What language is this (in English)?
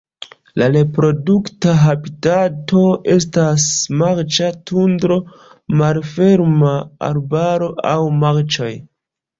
Esperanto